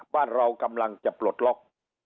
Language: Thai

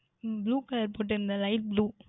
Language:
Tamil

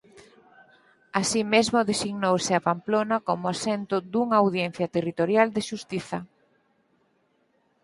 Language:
Galician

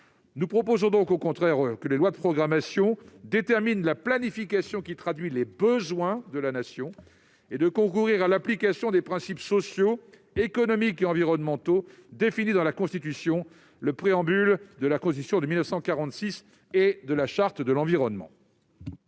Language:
French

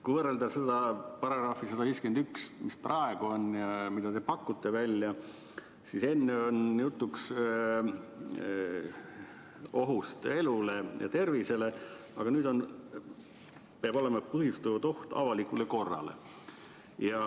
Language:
Estonian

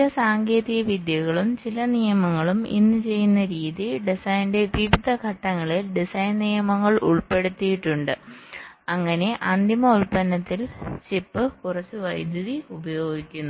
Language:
Malayalam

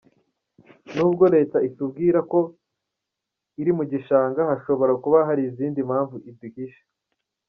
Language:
Kinyarwanda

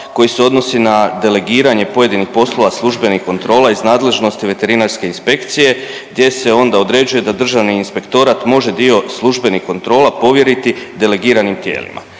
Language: Croatian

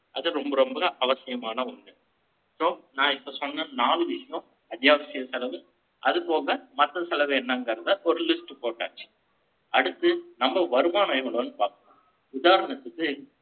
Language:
Tamil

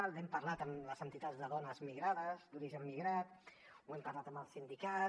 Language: Catalan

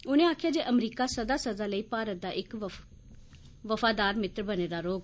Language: Dogri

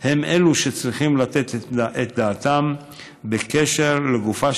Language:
Hebrew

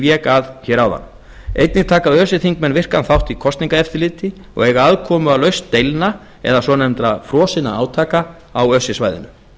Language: Icelandic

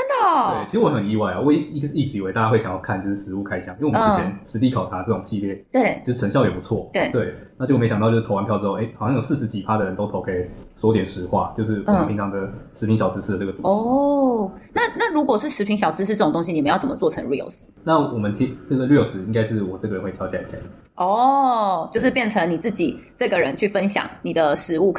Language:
Chinese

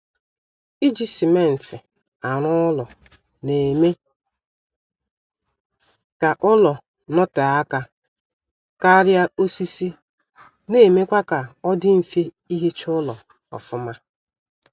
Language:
Igbo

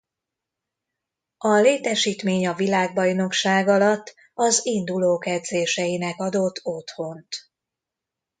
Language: Hungarian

